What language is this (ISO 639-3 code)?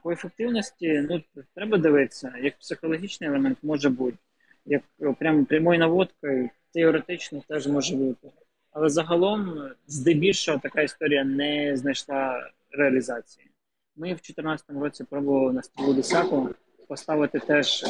ukr